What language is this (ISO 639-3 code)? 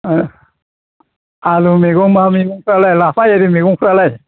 brx